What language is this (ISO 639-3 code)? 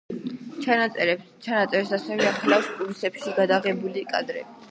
kat